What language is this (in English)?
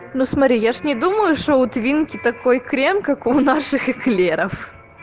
Russian